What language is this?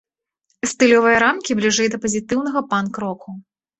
Belarusian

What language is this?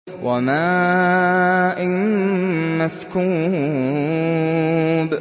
Arabic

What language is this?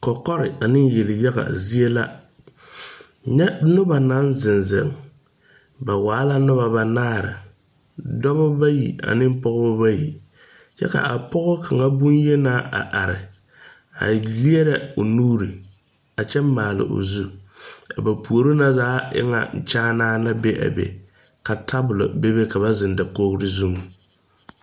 Southern Dagaare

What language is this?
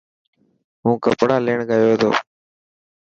Dhatki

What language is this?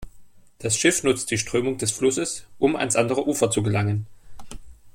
German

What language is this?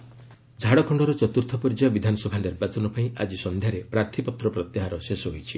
Odia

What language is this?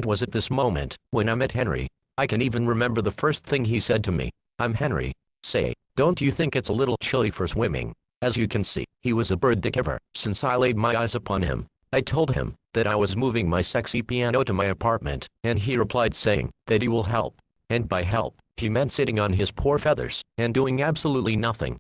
English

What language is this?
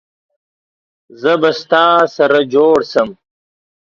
Pashto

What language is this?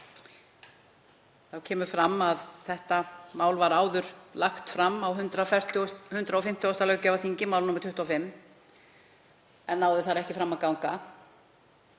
Icelandic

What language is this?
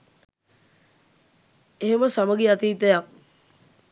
Sinhala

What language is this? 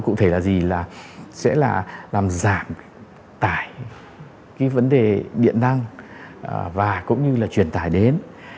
Vietnamese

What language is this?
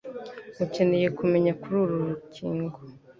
Kinyarwanda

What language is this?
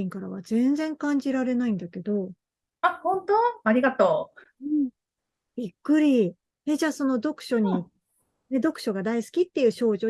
Japanese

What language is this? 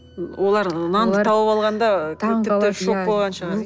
Kazakh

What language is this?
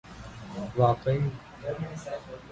Urdu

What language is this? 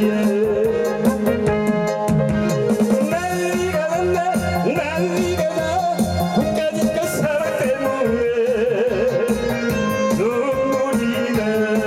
Arabic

